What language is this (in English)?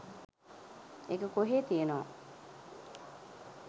Sinhala